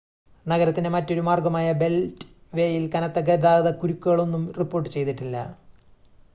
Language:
Malayalam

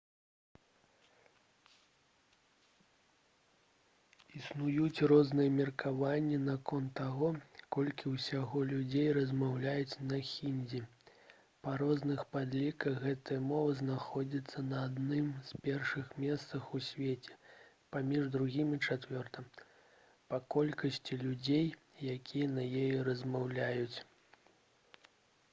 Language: Belarusian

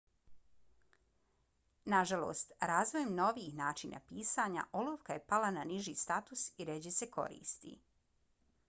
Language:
Bosnian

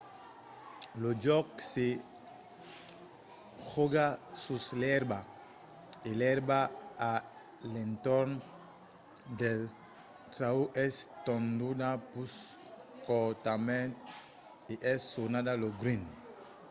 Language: Occitan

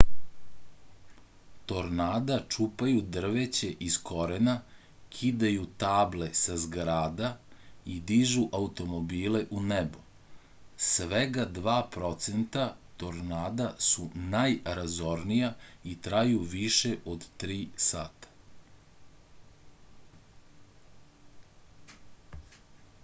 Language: Serbian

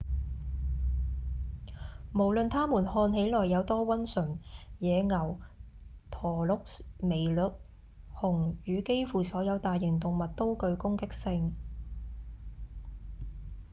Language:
Cantonese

